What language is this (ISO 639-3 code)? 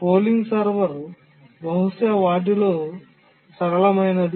tel